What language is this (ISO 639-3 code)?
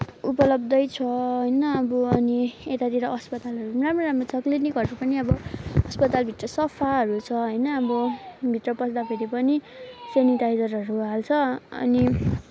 nep